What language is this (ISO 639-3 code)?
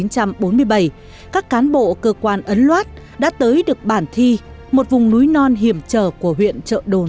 vie